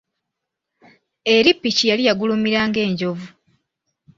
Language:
Ganda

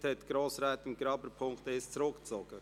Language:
Swiss German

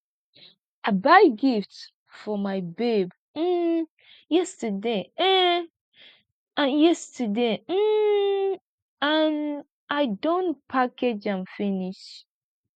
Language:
Nigerian Pidgin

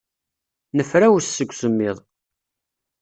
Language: Kabyle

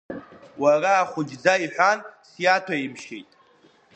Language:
Abkhazian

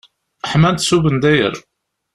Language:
Kabyle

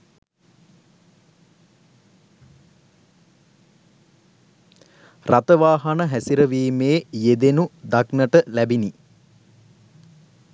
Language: Sinhala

